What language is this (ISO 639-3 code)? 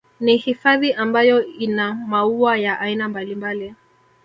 swa